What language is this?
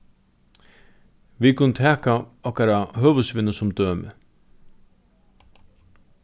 Faroese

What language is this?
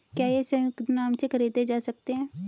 Hindi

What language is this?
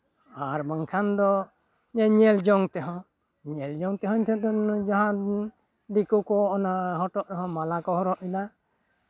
Santali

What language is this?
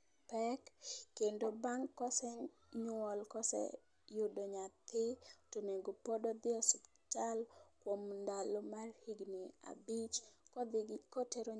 Luo (Kenya and Tanzania)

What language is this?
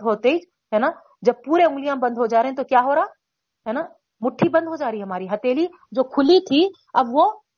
Urdu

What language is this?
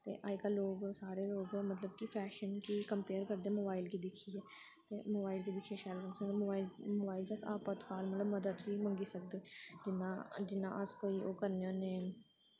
Dogri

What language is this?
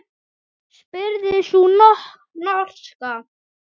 Icelandic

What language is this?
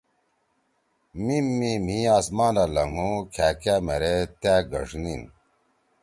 Torwali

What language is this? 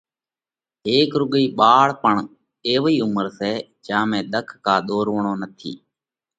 Parkari Koli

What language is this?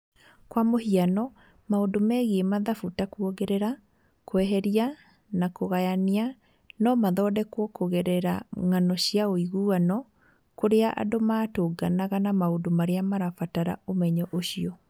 Kikuyu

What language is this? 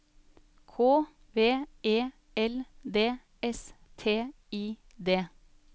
Norwegian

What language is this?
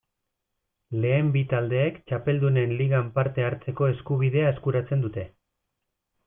Basque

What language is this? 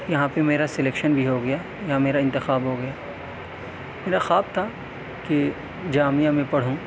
Urdu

